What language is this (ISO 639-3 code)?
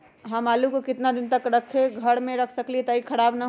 mag